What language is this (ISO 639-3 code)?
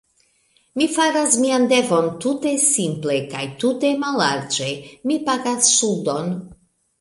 epo